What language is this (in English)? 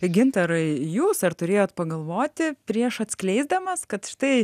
Lithuanian